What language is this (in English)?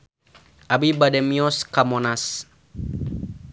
Sundanese